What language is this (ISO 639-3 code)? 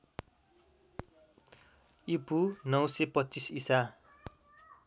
nep